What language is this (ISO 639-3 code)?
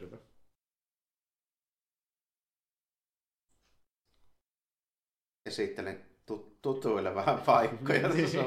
fin